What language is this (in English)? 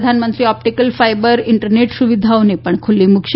Gujarati